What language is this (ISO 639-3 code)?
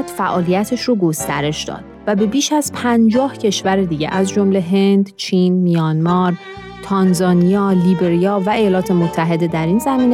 fas